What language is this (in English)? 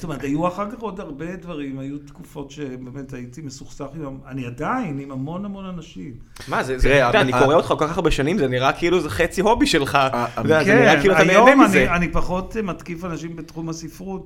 Hebrew